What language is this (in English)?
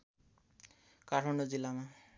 Nepali